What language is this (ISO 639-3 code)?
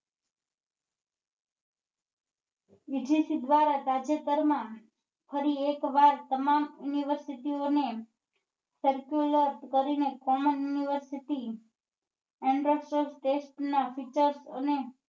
guj